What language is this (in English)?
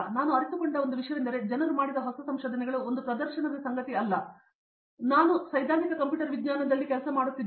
Kannada